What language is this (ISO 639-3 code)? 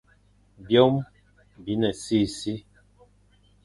fan